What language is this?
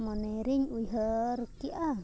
Santali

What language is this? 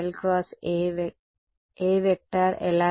Telugu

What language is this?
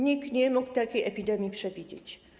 Polish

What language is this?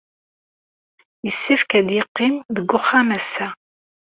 Kabyle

